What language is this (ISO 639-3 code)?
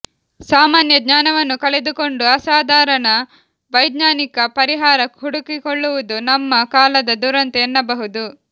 kan